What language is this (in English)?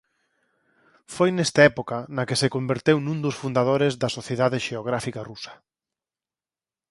Galician